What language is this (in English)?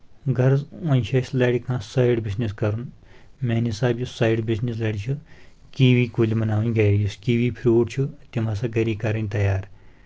Kashmiri